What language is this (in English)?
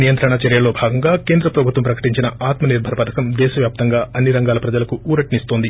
Telugu